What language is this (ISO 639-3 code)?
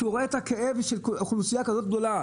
heb